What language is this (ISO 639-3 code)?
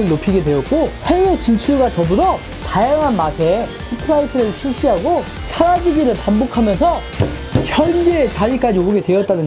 kor